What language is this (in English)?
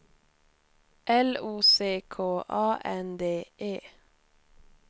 Swedish